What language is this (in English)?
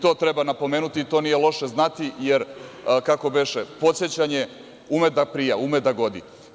Serbian